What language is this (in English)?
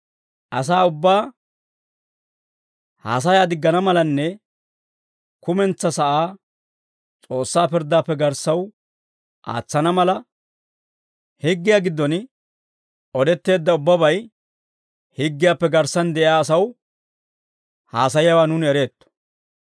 Dawro